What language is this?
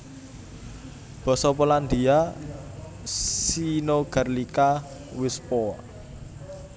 Javanese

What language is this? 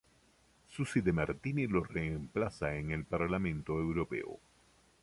Spanish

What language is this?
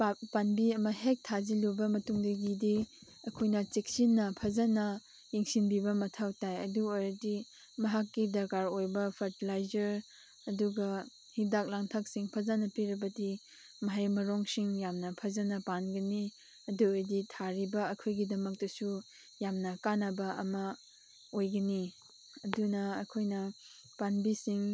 Manipuri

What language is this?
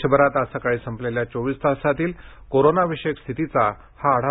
Marathi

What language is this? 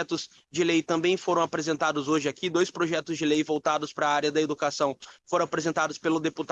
Portuguese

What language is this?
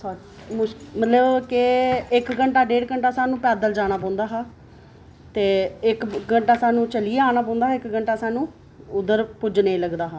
Dogri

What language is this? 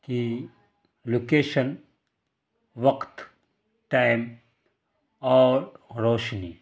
Urdu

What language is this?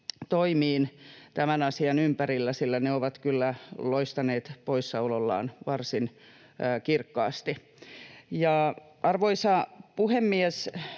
Finnish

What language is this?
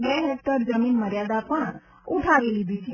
Gujarati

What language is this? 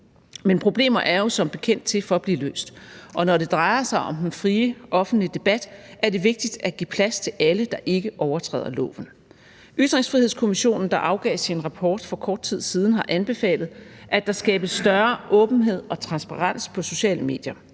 Danish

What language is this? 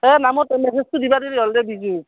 Assamese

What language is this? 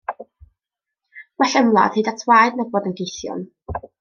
Welsh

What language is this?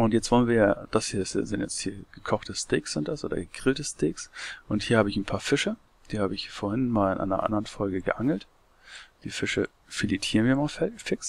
German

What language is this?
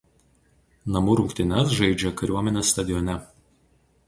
Lithuanian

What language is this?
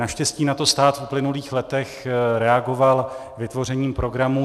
Czech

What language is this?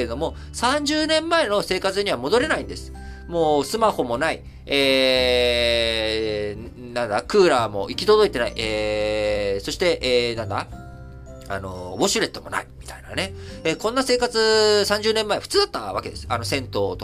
Japanese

